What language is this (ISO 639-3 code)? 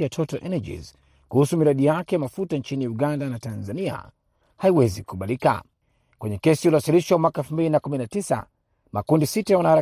swa